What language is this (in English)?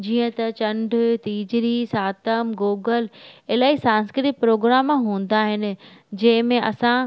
Sindhi